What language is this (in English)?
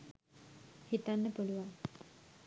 Sinhala